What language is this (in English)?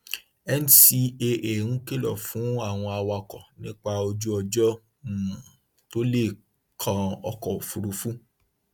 Yoruba